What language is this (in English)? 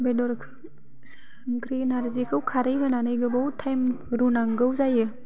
Bodo